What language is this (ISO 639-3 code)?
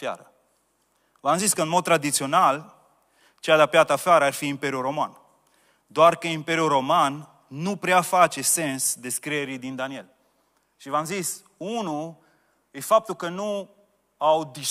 ron